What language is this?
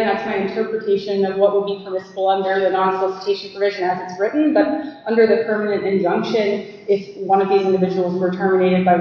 English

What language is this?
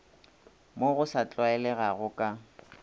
Northern Sotho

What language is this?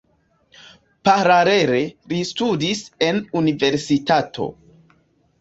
Esperanto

